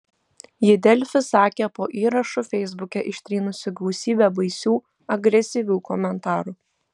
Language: Lithuanian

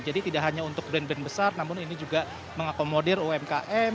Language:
Indonesian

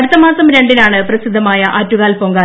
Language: Malayalam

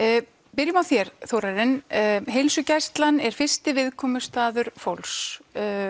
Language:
Icelandic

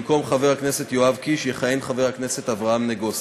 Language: Hebrew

